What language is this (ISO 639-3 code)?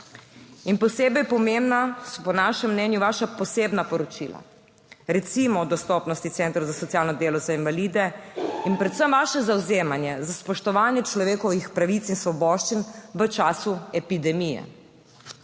slv